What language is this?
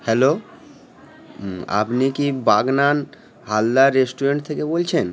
Bangla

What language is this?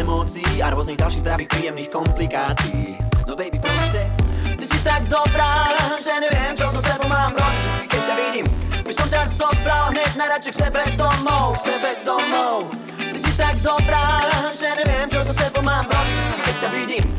Slovak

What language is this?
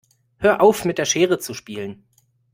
German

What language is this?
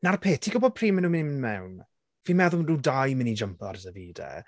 Welsh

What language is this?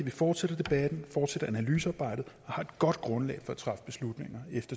Danish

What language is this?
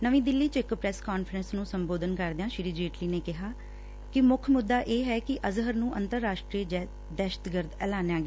Punjabi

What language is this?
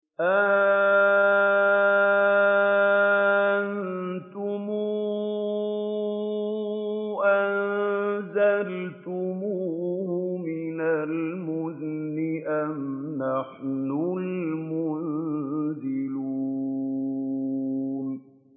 Arabic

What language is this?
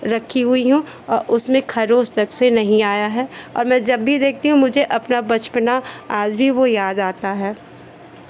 Hindi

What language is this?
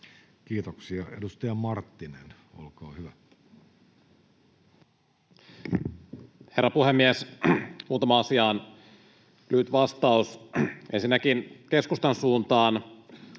Finnish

